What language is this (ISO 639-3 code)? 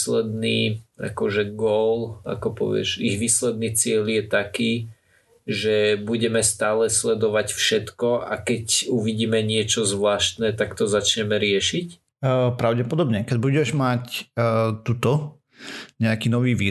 slk